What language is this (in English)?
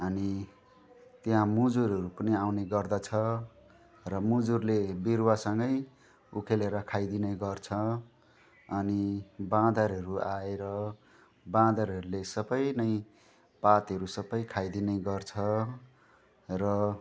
Nepali